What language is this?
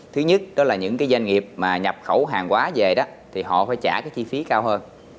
Vietnamese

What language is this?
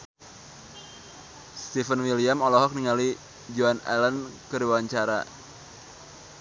Sundanese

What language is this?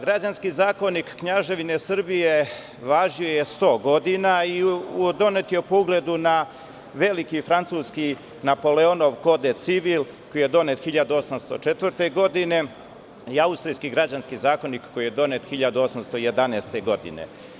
Serbian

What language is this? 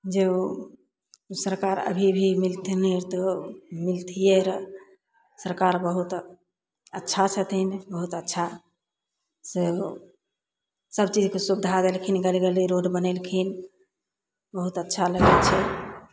Maithili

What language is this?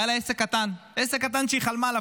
Hebrew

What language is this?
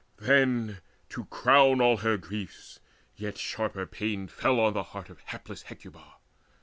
English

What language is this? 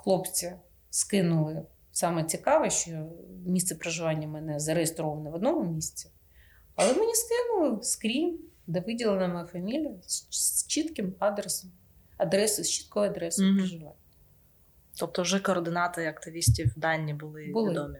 Ukrainian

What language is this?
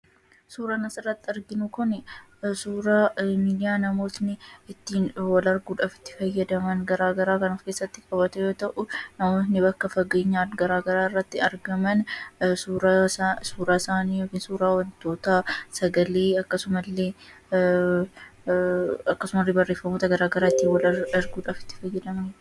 Oromo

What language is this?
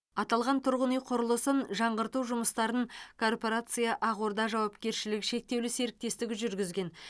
Kazakh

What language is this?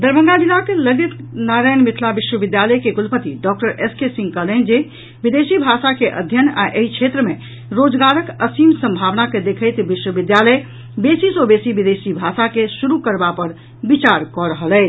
Maithili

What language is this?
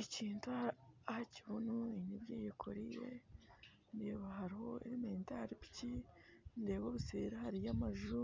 Nyankole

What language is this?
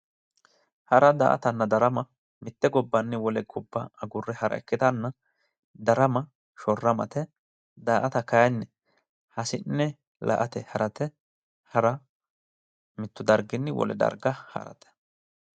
Sidamo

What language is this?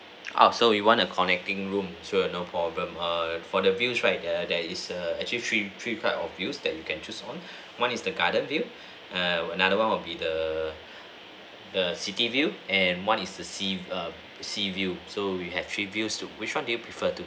English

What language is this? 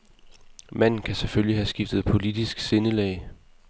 Danish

